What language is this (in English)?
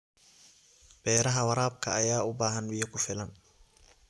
Somali